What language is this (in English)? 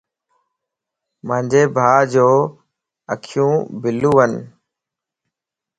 Lasi